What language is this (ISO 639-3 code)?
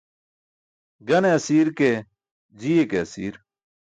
bsk